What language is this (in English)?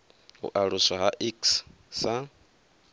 Venda